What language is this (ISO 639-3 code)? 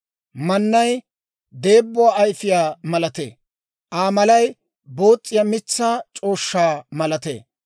dwr